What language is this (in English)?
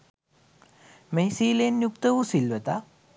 Sinhala